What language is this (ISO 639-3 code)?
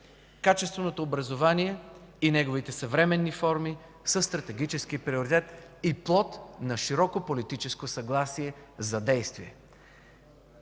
bul